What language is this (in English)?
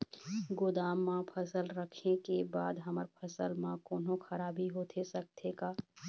Chhattisgarhi